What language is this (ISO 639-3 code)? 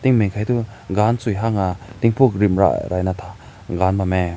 nbu